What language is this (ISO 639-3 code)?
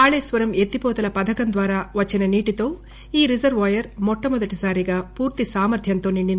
tel